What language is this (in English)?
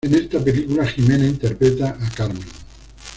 Spanish